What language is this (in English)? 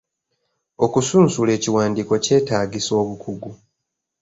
Ganda